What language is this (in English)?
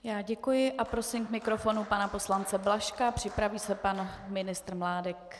Czech